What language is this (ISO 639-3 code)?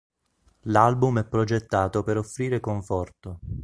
ita